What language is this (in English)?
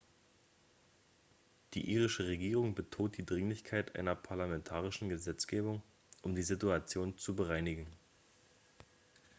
German